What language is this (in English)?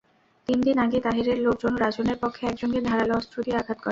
Bangla